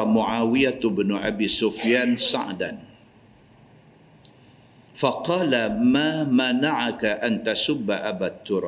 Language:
Malay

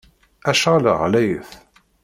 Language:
Kabyle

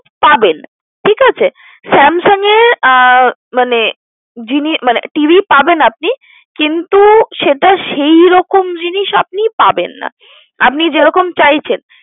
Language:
Bangla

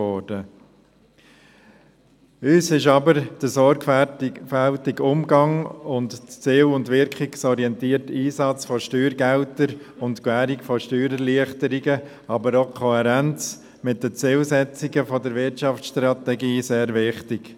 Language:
Swiss German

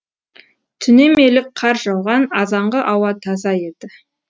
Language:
Kazakh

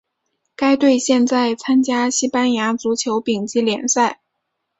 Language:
Chinese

